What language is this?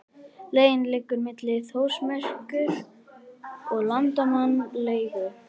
Icelandic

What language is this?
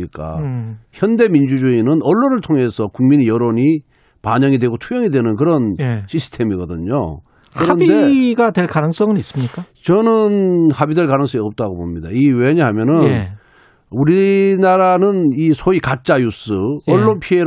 Korean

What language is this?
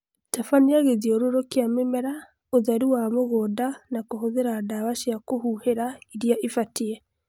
Kikuyu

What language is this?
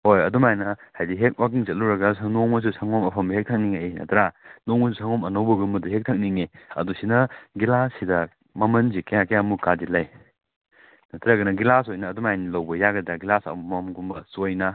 Manipuri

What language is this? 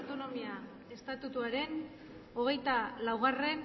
Basque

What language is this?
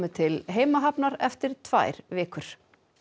Icelandic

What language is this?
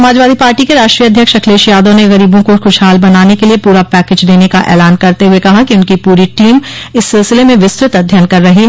Hindi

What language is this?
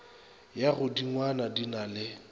Northern Sotho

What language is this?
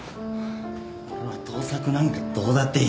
Japanese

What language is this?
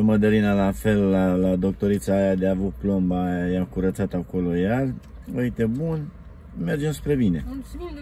Romanian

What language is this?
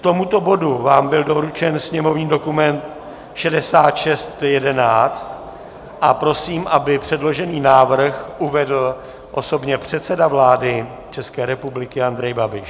Czech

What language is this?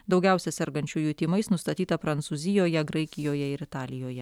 Lithuanian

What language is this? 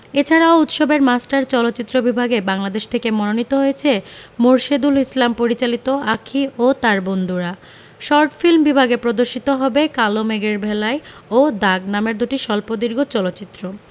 Bangla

